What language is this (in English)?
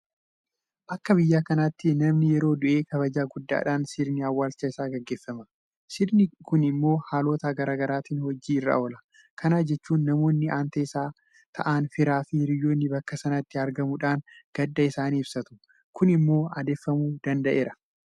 Oromo